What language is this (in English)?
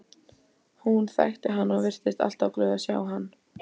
Icelandic